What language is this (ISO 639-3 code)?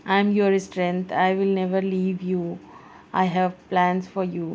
urd